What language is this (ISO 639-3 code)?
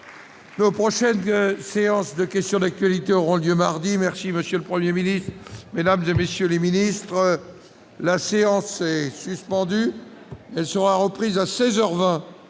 fra